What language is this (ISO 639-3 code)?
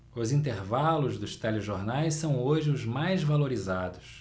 por